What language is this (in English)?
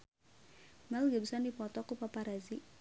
Sundanese